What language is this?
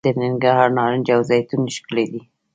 Pashto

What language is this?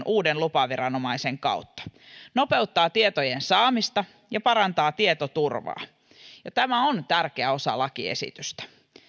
Finnish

